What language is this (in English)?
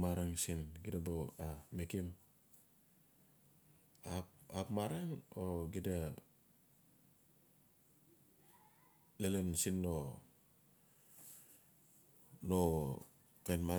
Notsi